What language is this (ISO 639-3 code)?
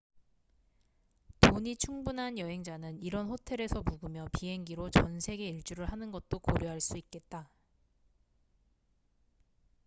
kor